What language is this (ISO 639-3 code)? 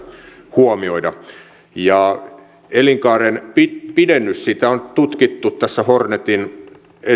fin